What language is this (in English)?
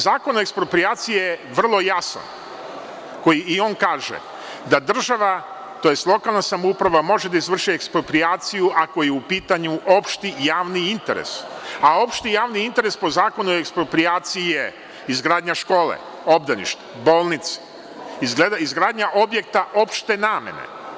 Serbian